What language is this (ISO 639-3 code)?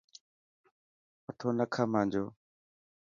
mki